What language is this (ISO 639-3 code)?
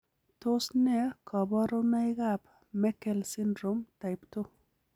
kln